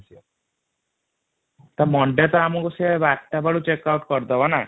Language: Odia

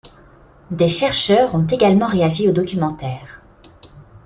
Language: French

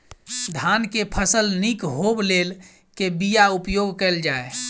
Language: Maithili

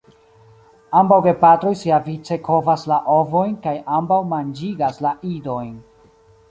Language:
Esperanto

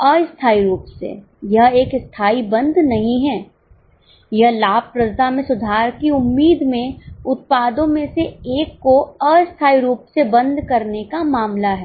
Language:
Hindi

